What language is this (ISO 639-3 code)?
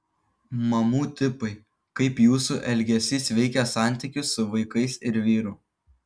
lit